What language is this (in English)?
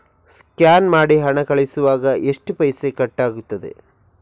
Kannada